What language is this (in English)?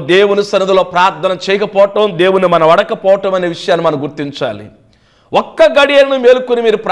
Telugu